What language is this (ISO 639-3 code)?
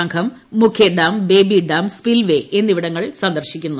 mal